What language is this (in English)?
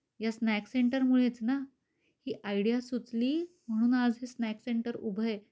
Marathi